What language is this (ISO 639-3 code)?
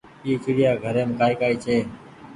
gig